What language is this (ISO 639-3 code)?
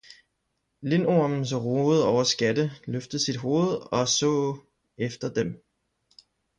dan